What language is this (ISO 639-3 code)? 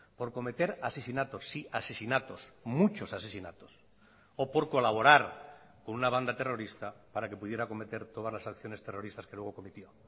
spa